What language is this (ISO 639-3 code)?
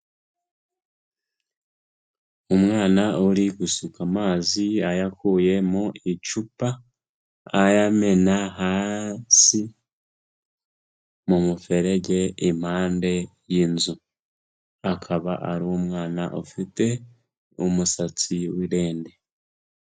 kin